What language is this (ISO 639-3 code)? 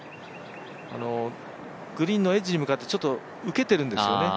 jpn